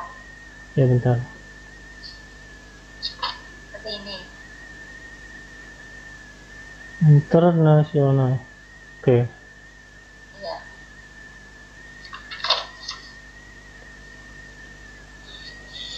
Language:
Indonesian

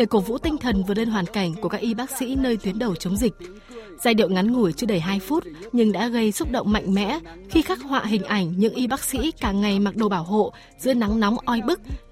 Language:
Vietnamese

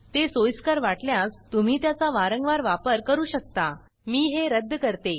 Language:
Marathi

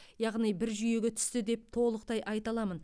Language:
Kazakh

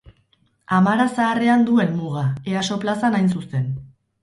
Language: Basque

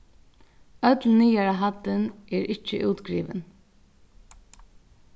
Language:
Faroese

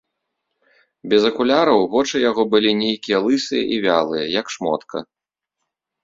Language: Belarusian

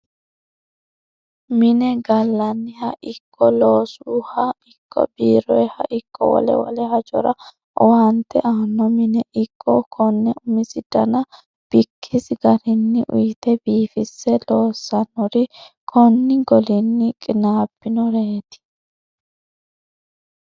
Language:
Sidamo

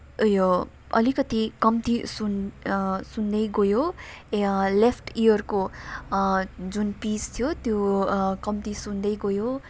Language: Nepali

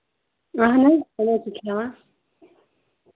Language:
Kashmiri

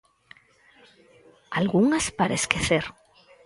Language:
Galician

